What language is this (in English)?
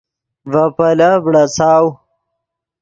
Yidgha